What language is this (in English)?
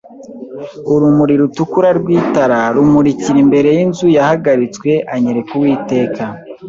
Kinyarwanda